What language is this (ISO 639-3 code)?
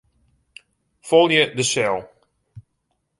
fry